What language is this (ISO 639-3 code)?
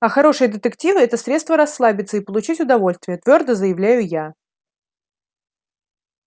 rus